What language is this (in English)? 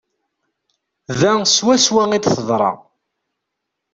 Kabyle